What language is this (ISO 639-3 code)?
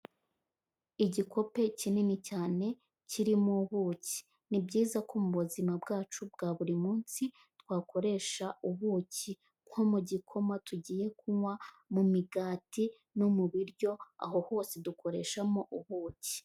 kin